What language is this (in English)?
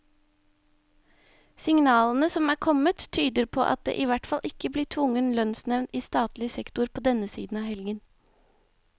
Norwegian